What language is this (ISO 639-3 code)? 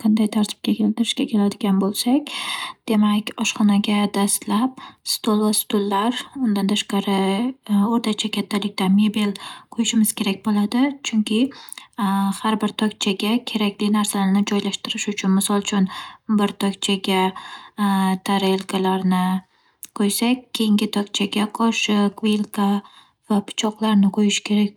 uzb